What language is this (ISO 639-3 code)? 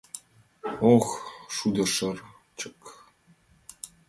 chm